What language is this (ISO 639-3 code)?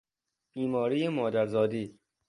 fas